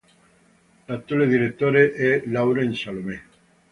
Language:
Italian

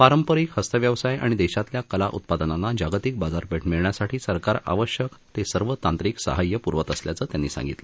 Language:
Marathi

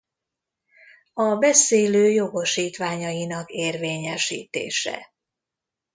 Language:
Hungarian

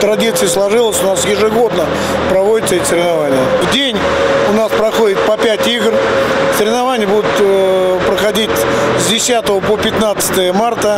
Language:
Russian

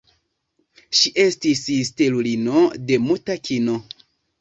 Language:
Esperanto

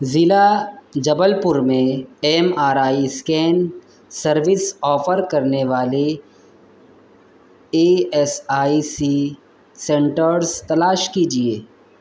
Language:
Urdu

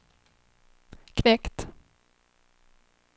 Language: Swedish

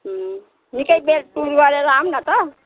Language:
Nepali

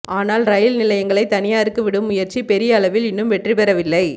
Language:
Tamil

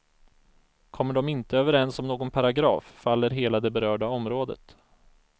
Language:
Swedish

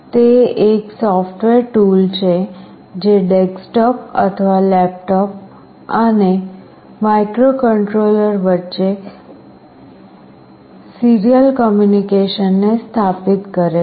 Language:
Gujarati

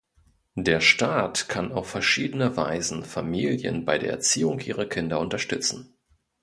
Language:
German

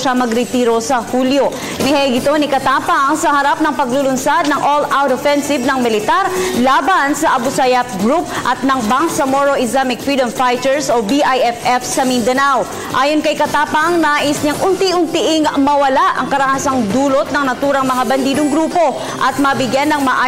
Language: Filipino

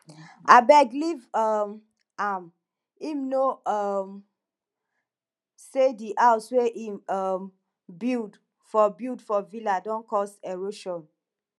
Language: Nigerian Pidgin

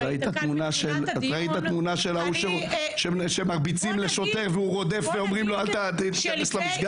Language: Hebrew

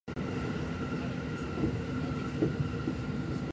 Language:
Japanese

